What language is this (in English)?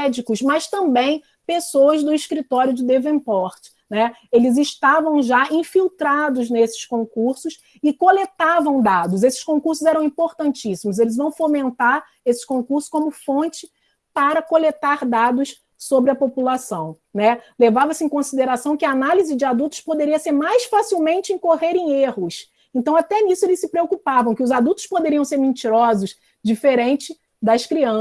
Portuguese